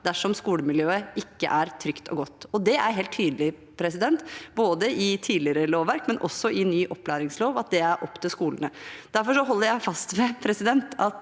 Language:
Norwegian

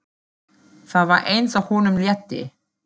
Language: Icelandic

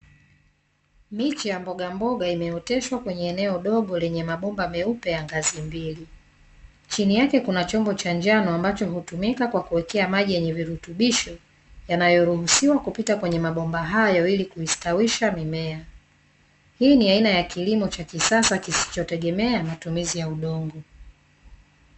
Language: Swahili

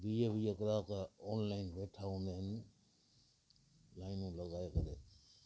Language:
Sindhi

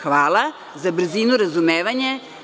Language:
Serbian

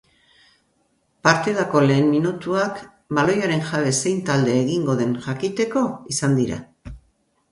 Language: Basque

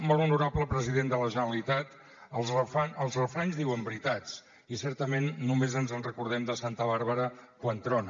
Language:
Catalan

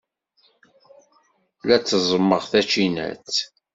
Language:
Kabyle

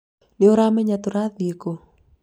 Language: Kikuyu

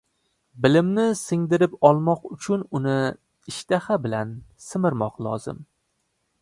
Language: Uzbek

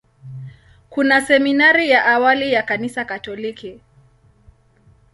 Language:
Swahili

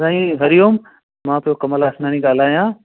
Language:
Sindhi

